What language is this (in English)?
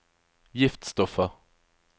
Norwegian